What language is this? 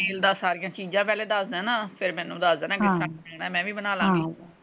Punjabi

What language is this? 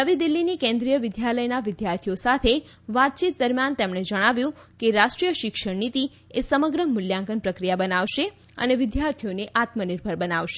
Gujarati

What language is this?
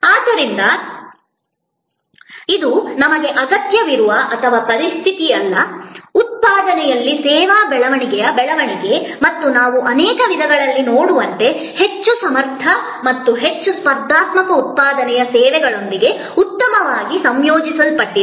Kannada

